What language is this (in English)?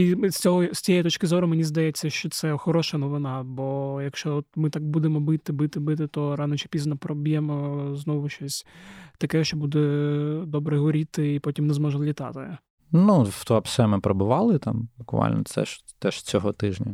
Ukrainian